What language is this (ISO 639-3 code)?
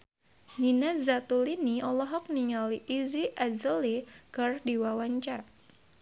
sun